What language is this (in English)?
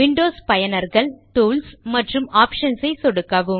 Tamil